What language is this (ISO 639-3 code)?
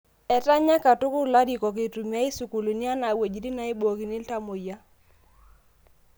mas